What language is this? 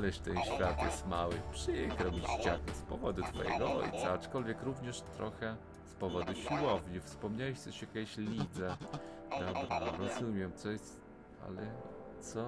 Polish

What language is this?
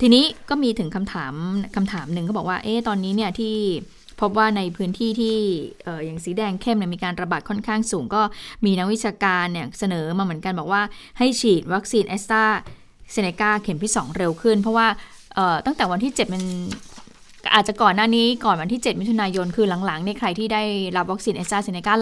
Thai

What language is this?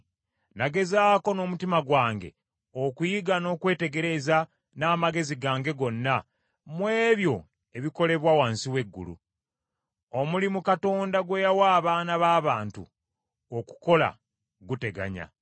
Ganda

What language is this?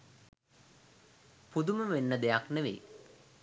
Sinhala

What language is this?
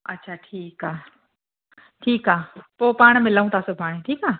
Sindhi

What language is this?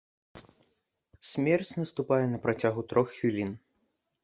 Belarusian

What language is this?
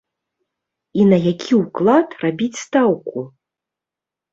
Belarusian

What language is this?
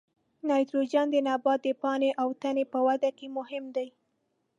Pashto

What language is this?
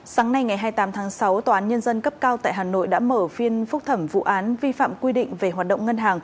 Vietnamese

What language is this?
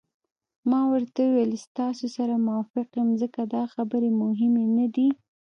Pashto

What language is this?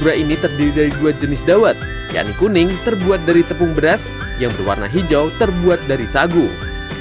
Indonesian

